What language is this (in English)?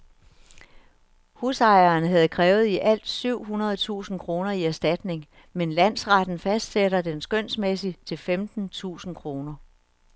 Danish